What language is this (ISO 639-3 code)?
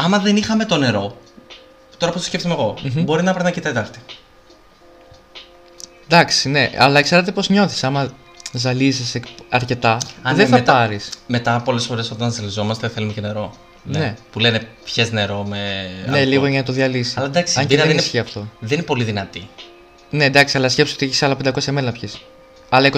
ell